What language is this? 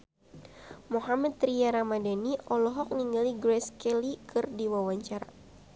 Sundanese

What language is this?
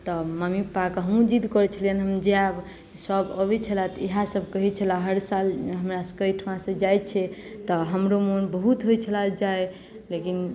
Maithili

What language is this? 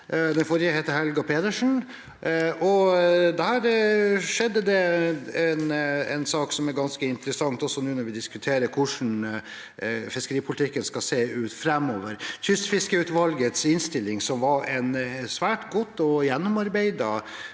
Norwegian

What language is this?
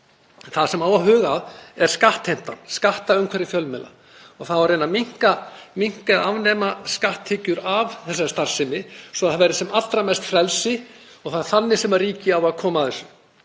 Icelandic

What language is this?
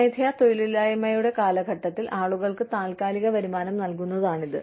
Malayalam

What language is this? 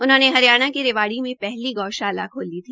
Hindi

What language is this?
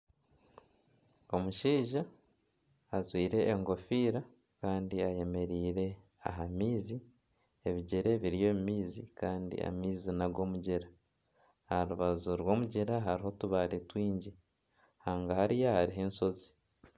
Nyankole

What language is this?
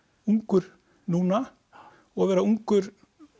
Icelandic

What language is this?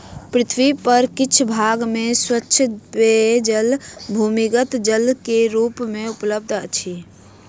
Maithili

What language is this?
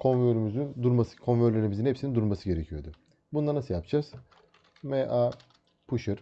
Turkish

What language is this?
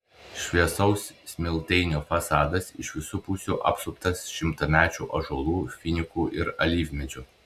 Lithuanian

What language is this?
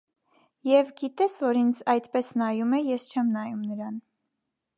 Armenian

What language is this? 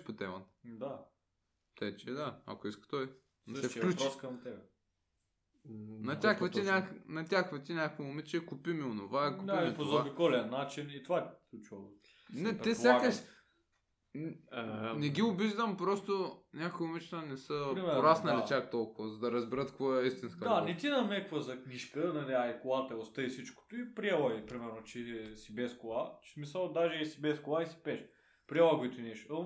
Bulgarian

